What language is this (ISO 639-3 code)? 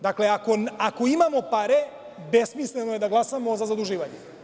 srp